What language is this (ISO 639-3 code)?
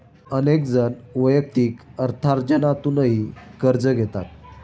mar